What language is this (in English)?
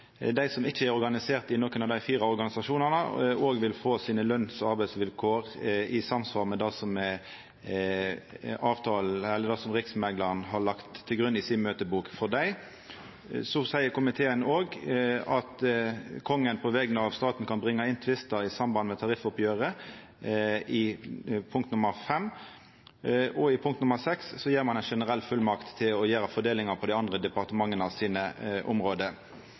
Norwegian Nynorsk